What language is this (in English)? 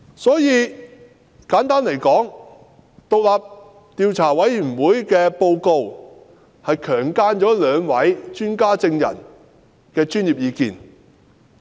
Cantonese